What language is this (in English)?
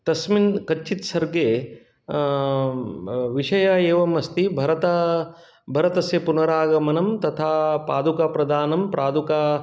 Sanskrit